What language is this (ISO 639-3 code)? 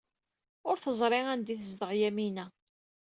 kab